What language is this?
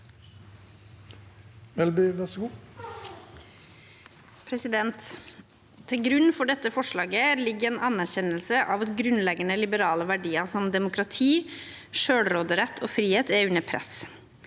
Norwegian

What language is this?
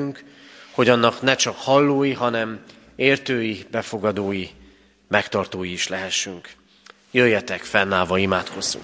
Hungarian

